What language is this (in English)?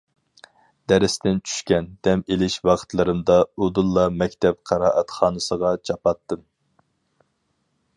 Uyghur